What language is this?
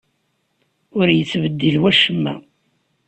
Kabyle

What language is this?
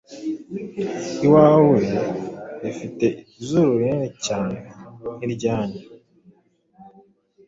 Kinyarwanda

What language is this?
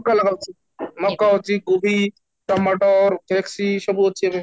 Odia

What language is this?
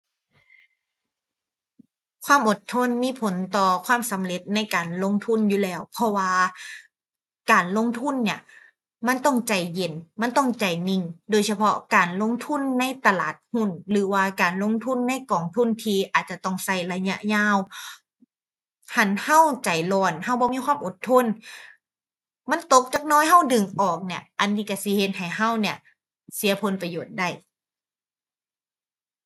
Thai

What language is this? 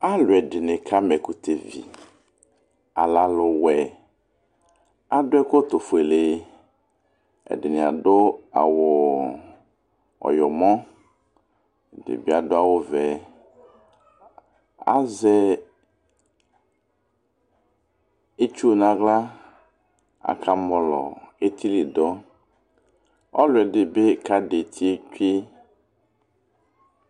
Ikposo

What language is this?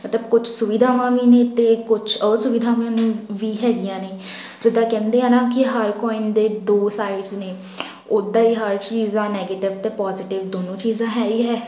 Punjabi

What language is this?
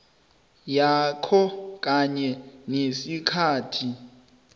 South Ndebele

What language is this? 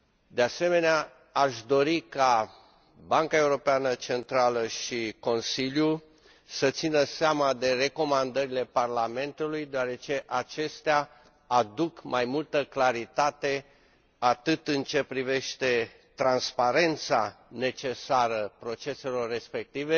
Romanian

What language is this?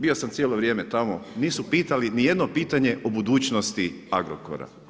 Croatian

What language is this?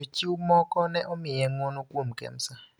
Luo (Kenya and Tanzania)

